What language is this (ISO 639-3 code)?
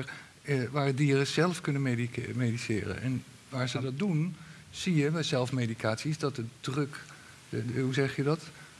nld